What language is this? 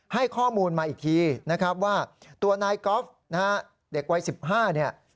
Thai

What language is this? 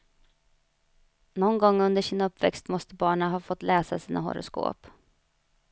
Swedish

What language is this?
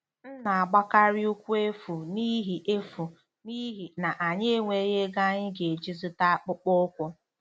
Igbo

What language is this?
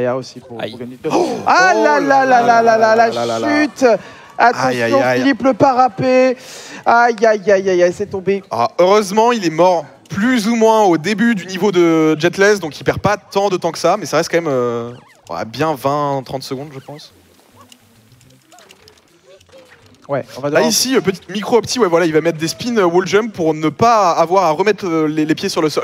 French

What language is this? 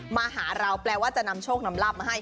Thai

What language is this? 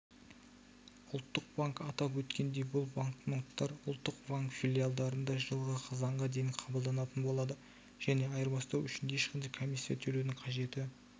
Kazakh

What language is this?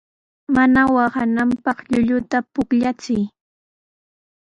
Sihuas Ancash Quechua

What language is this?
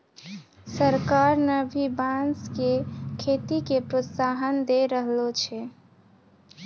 Maithili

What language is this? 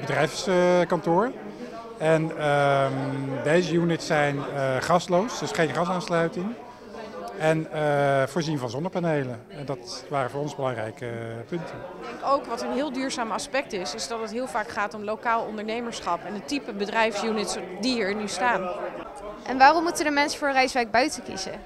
Dutch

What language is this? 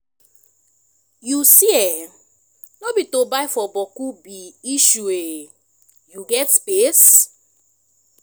Nigerian Pidgin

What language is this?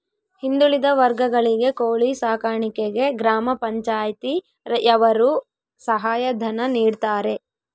Kannada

